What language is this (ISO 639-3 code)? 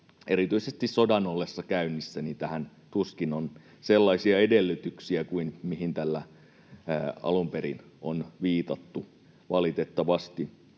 fin